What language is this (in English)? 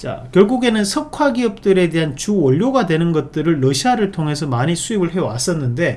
Korean